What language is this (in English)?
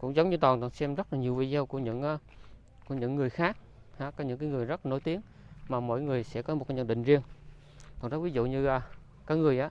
Vietnamese